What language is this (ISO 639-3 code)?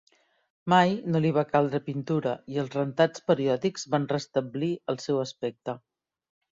cat